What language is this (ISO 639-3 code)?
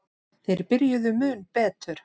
isl